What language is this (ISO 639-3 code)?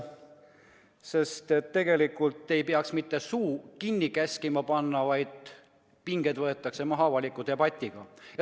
est